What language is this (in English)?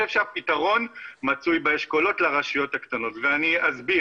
Hebrew